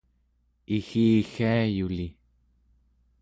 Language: Central Yupik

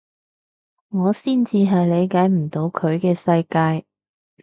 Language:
Cantonese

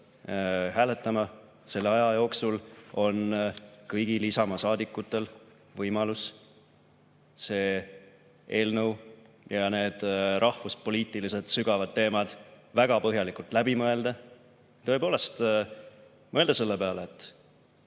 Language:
Estonian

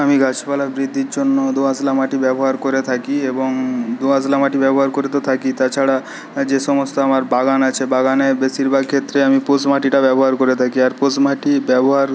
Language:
Bangla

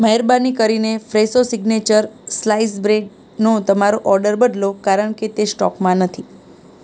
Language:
Gujarati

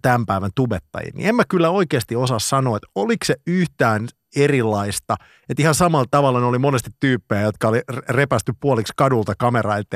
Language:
Finnish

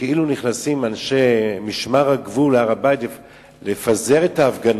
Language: Hebrew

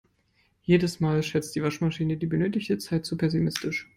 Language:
German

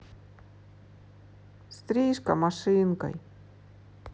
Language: Russian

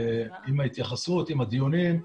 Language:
Hebrew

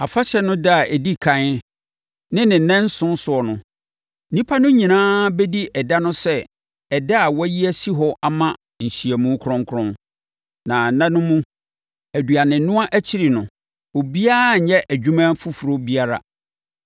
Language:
Akan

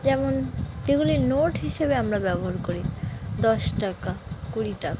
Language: Bangla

